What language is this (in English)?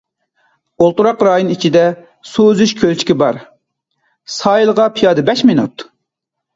Uyghur